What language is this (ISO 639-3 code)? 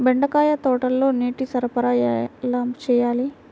tel